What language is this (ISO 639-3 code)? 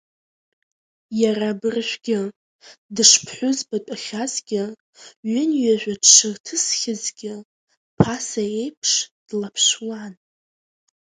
abk